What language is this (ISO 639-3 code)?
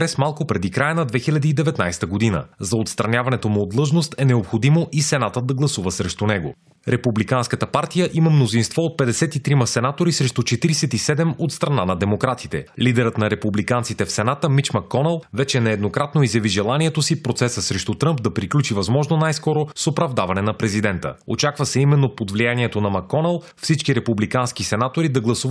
bul